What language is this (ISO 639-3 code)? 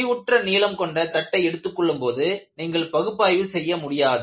tam